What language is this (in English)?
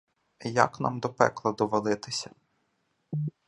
Ukrainian